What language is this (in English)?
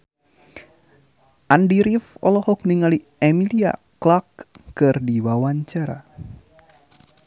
Sundanese